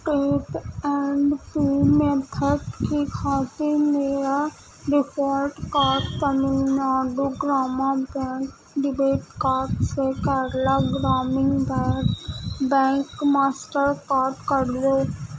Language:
Urdu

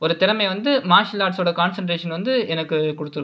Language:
Tamil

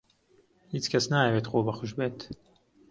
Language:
Central Kurdish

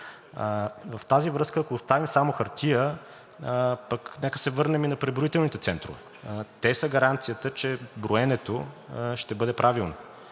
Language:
Bulgarian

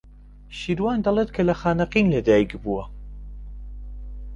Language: Central Kurdish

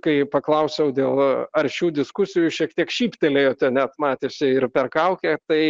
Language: Lithuanian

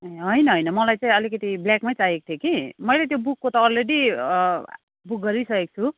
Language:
Nepali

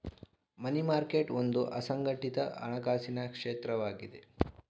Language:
Kannada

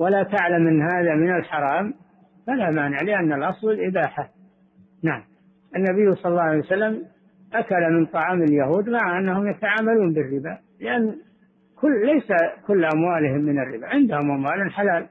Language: Arabic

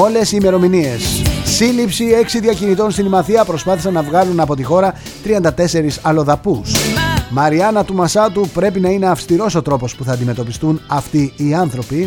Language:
Greek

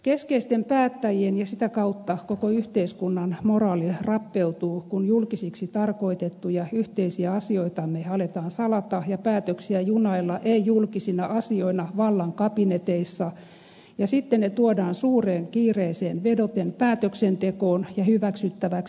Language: Finnish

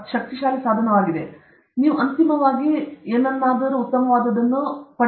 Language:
Kannada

